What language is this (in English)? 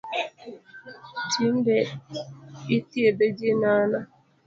Luo (Kenya and Tanzania)